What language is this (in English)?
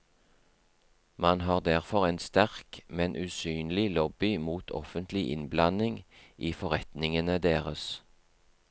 Norwegian